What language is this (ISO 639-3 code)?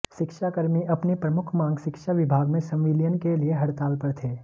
hin